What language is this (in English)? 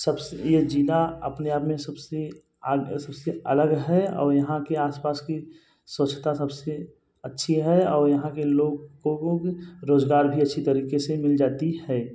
Hindi